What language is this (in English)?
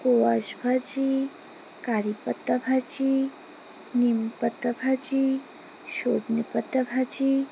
Bangla